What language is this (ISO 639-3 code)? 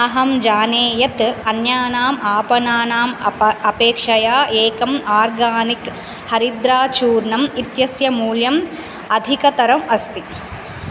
san